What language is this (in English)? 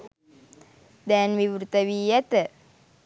Sinhala